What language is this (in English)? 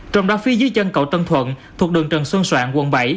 Vietnamese